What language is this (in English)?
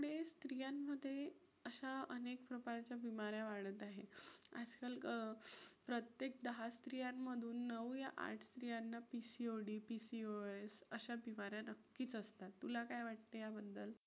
Marathi